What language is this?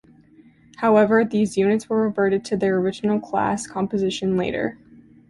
English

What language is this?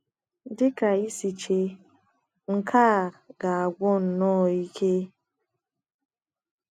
Igbo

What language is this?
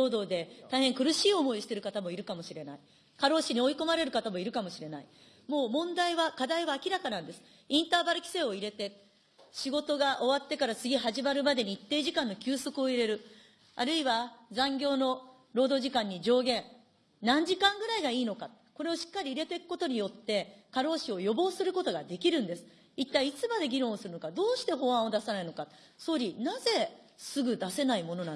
Japanese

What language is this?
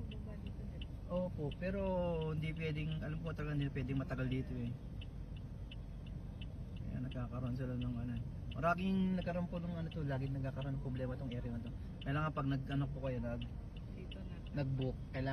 Filipino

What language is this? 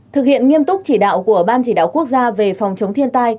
Vietnamese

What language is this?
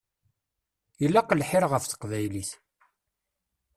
Kabyle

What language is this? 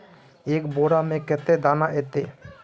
Magahi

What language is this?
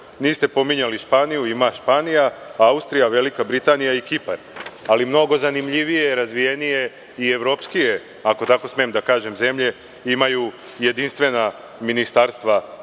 Serbian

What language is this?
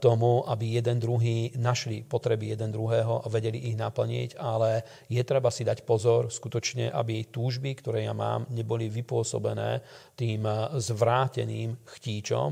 Slovak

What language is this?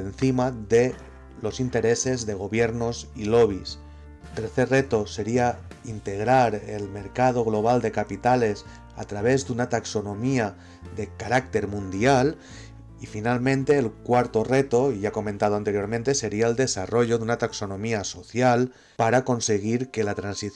Spanish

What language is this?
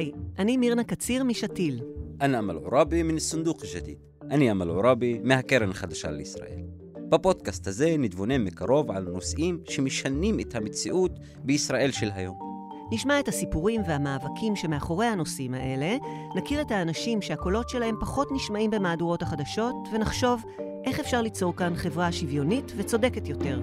Hebrew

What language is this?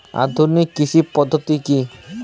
Bangla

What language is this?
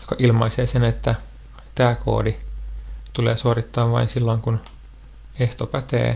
Finnish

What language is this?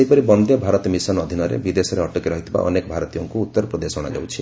Odia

